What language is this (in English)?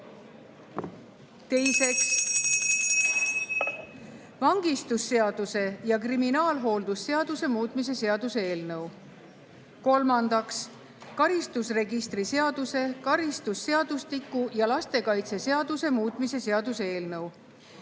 Estonian